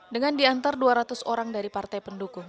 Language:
Indonesian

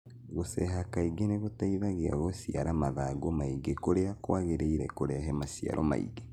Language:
Kikuyu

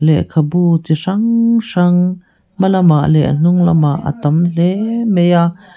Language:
Mizo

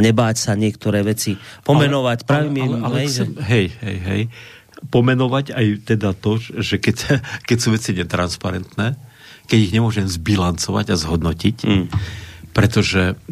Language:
Slovak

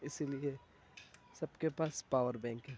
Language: Urdu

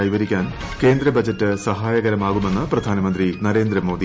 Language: Malayalam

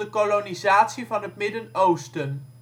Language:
Dutch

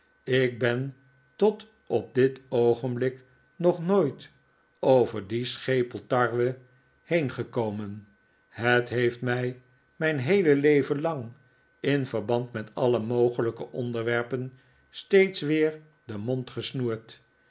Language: Dutch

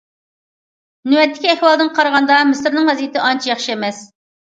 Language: Uyghur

